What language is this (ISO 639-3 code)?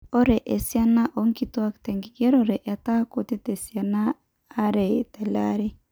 mas